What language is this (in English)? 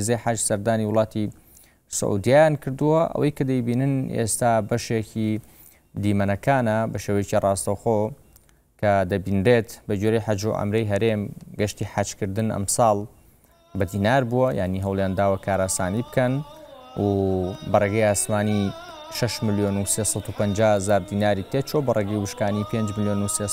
Arabic